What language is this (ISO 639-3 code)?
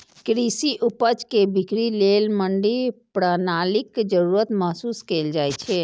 mai